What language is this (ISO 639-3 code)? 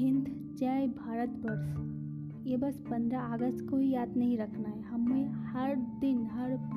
hin